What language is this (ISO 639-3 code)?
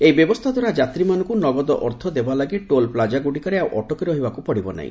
ori